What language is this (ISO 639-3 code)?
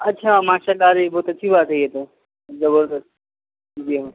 urd